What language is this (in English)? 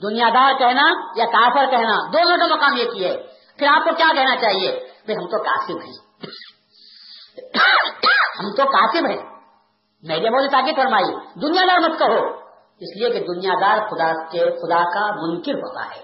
Urdu